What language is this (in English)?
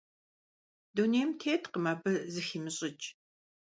Kabardian